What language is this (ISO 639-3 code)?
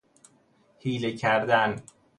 fas